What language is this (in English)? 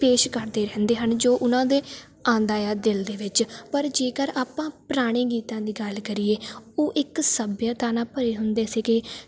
Punjabi